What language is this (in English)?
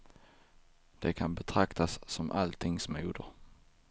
Swedish